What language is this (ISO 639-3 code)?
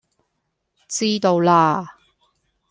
yue